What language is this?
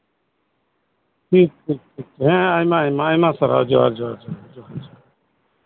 Santali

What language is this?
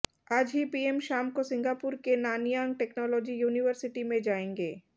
Hindi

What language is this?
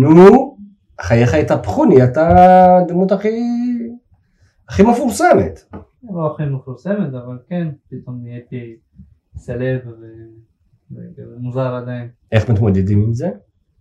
Hebrew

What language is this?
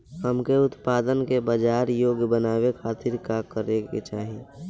Bhojpuri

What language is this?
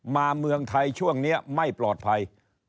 Thai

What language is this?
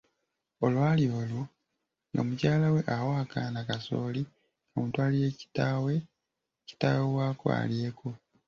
Ganda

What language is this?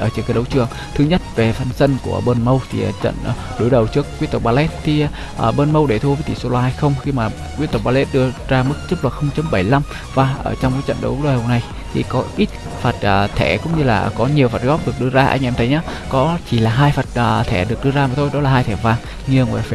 Vietnamese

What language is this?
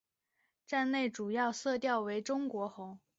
Chinese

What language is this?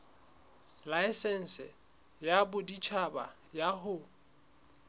Southern Sotho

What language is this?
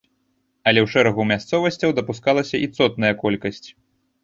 Belarusian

